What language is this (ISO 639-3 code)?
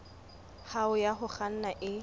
sot